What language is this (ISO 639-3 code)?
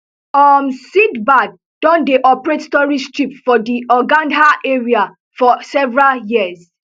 pcm